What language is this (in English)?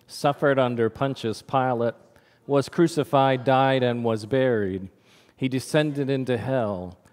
English